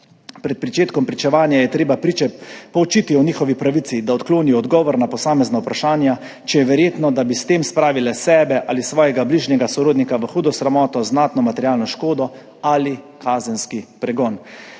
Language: Slovenian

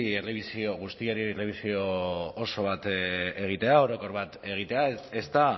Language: Basque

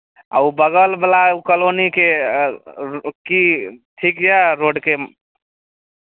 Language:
Maithili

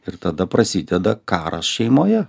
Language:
Lithuanian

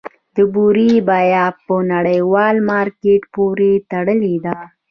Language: Pashto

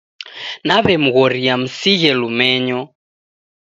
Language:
Taita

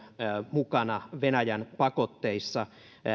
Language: Finnish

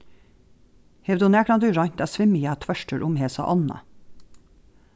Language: Faroese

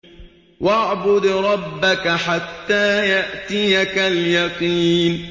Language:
Arabic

